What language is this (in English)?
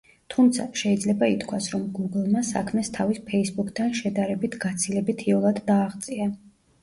Georgian